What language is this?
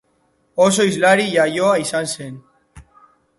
Basque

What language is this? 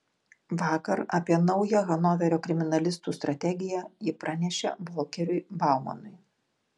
Lithuanian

